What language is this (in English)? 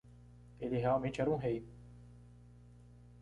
Portuguese